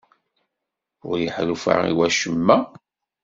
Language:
Kabyle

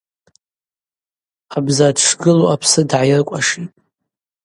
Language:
Abaza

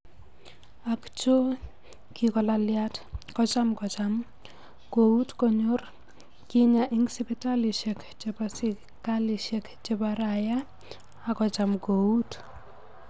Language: Kalenjin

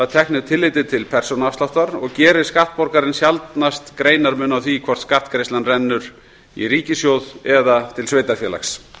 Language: Icelandic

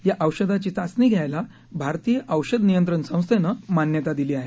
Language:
Marathi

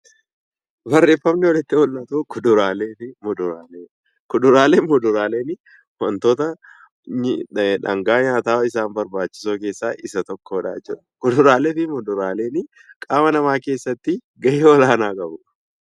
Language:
Oromo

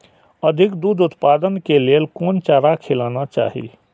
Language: Maithili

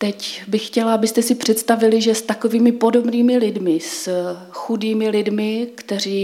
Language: Czech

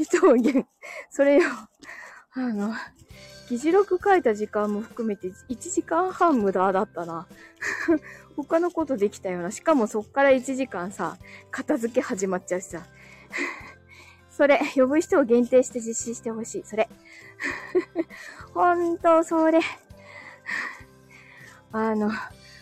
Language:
Japanese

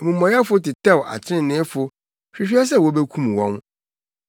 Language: Akan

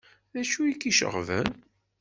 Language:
Kabyle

